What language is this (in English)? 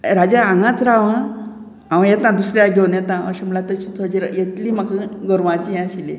Konkani